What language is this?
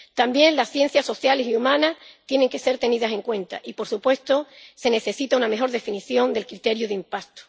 Spanish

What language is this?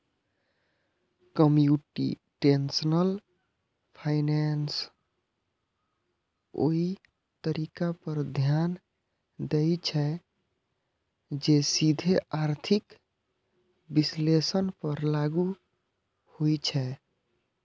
Maithili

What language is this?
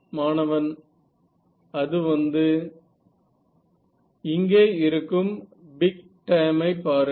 Tamil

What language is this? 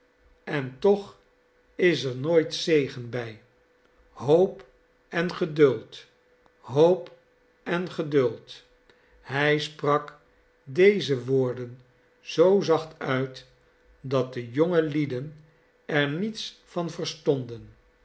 Dutch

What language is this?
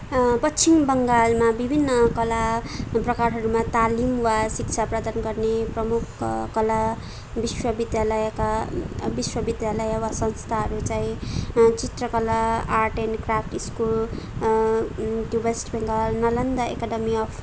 Nepali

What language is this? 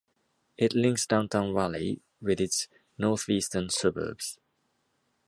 English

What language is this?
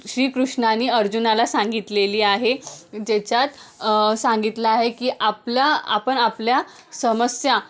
Marathi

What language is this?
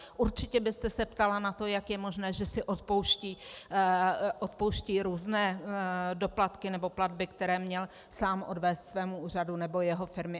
Czech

